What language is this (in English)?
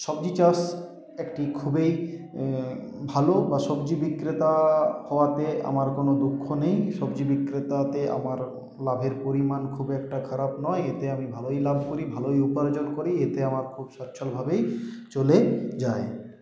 Bangla